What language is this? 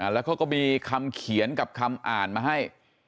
Thai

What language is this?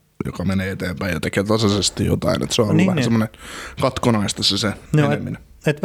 Finnish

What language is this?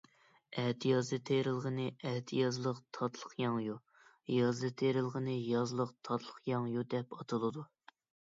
Uyghur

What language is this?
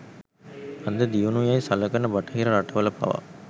Sinhala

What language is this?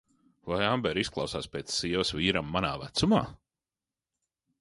Latvian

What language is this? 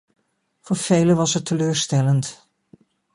Dutch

